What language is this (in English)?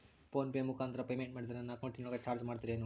Kannada